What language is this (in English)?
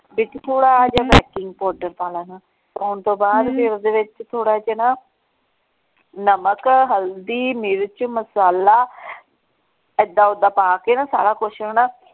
Punjabi